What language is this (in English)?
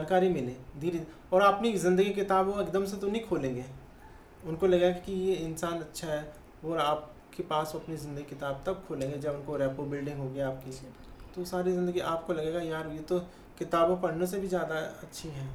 Hindi